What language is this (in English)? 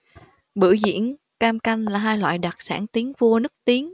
Vietnamese